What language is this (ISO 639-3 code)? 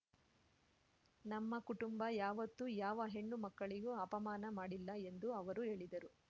kan